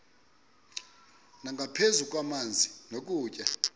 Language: Xhosa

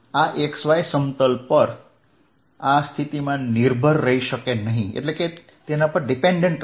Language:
Gujarati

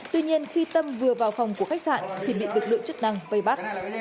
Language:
Vietnamese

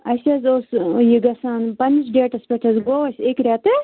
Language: Kashmiri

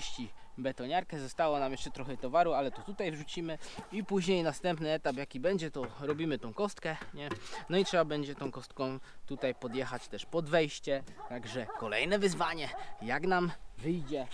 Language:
Polish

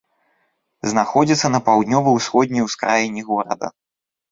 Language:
Belarusian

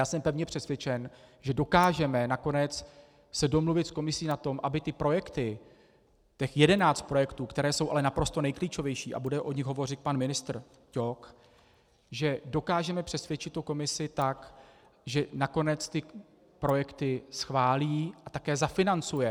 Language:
Czech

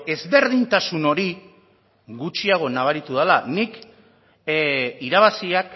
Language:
Basque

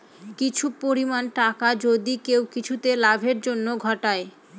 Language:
Bangla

